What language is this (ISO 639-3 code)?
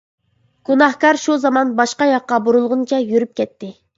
uig